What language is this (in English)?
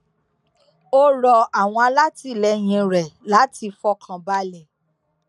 Yoruba